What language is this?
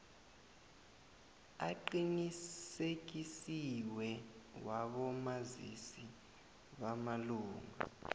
South Ndebele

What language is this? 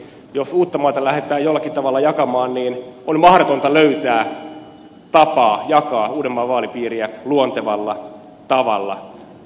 Finnish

